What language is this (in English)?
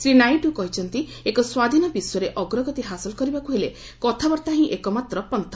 Odia